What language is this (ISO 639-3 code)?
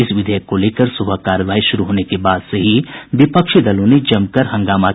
hin